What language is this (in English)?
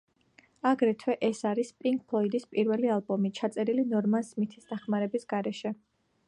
Georgian